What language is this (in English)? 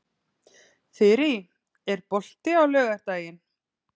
Icelandic